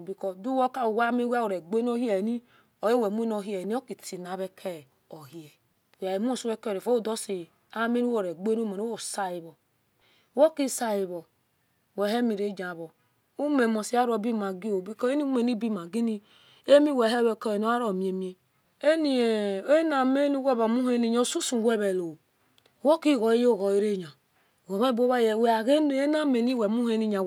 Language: Esan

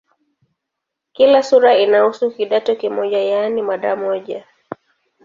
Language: Swahili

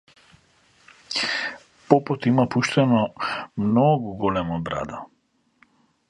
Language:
Macedonian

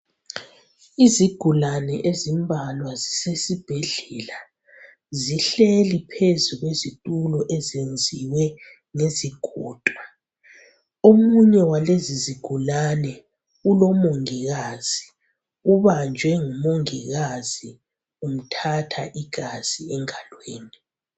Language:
North Ndebele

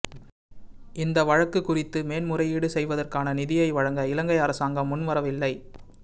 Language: Tamil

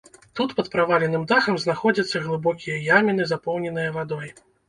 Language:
Belarusian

